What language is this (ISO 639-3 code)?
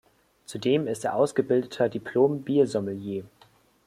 deu